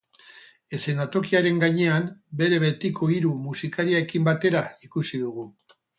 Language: Basque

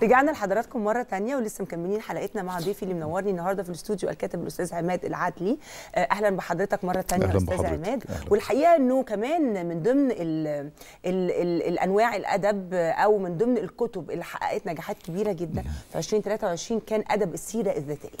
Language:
Arabic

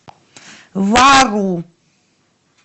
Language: Russian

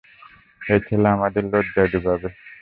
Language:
Bangla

